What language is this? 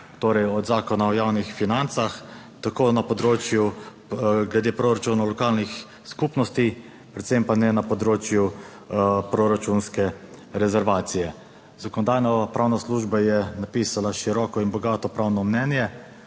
Slovenian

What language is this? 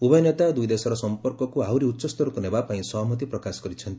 Odia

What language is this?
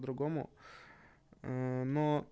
Russian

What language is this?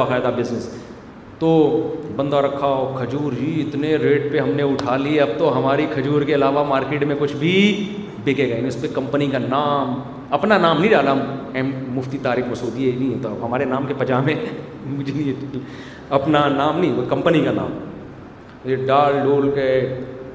Urdu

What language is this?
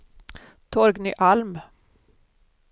Swedish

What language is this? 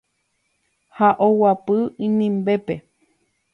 Guarani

